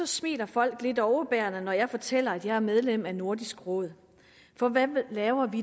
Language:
Danish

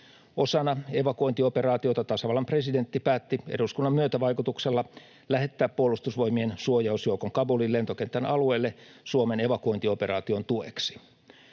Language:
Finnish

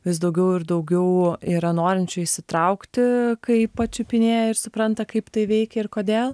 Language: Lithuanian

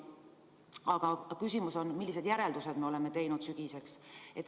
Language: Estonian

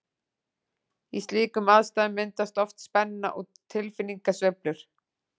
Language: Icelandic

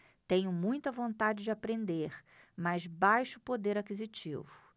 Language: Portuguese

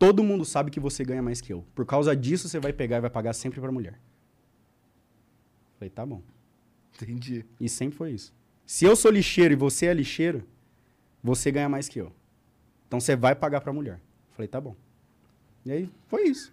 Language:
Portuguese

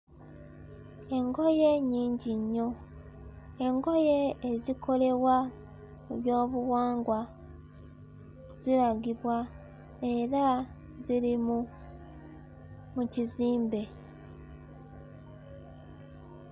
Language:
Ganda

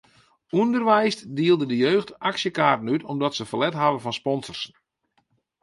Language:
Western Frisian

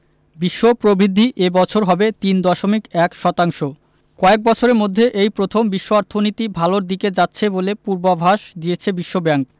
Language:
Bangla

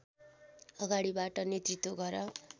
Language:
Nepali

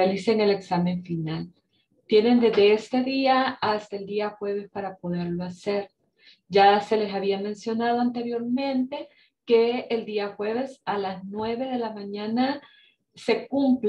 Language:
Spanish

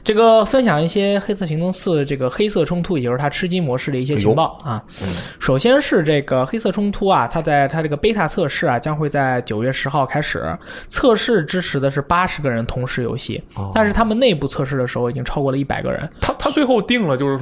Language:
Chinese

